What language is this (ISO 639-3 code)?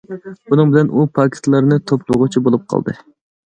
uig